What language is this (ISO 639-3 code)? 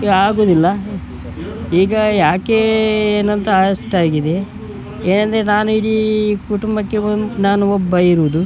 kan